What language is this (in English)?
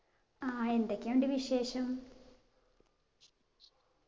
Malayalam